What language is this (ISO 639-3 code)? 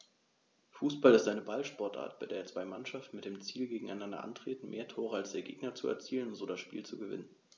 deu